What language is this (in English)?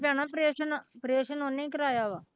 Punjabi